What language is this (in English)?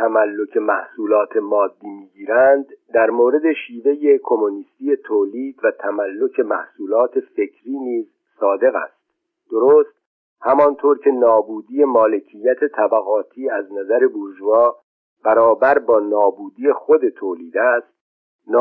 Persian